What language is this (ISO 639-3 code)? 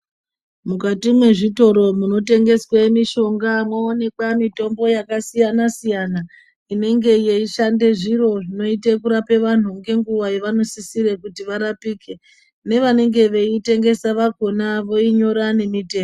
ndc